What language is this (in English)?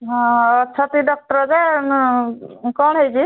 Odia